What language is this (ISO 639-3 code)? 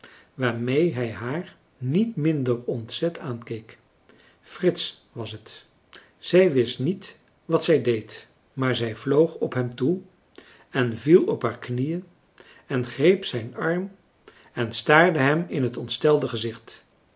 nld